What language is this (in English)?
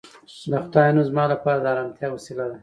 Pashto